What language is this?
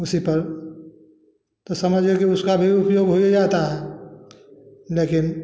Hindi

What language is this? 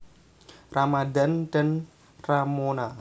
Javanese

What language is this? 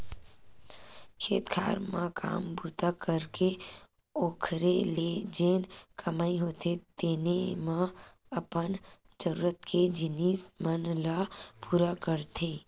Chhattisgarhi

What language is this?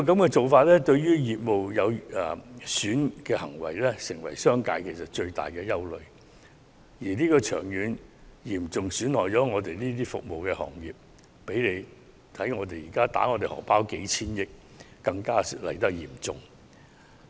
Cantonese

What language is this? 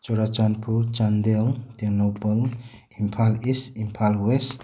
Manipuri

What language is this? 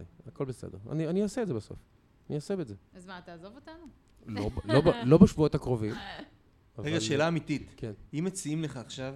Hebrew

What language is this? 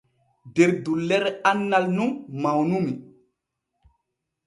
Borgu Fulfulde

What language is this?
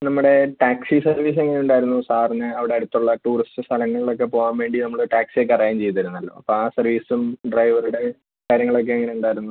Malayalam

